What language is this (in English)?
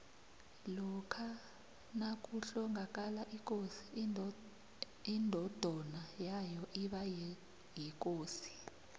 South Ndebele